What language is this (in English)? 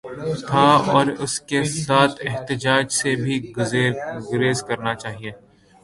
Urdu